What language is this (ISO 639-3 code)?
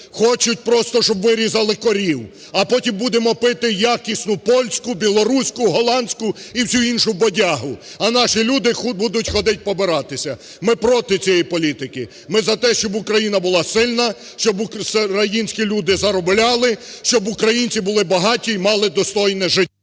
ukr